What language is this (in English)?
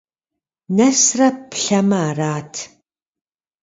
Kabardian